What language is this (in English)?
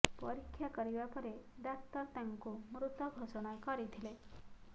Odia